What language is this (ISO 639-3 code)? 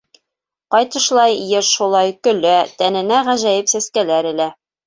bak